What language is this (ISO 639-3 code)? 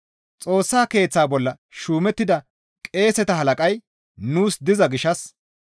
gmv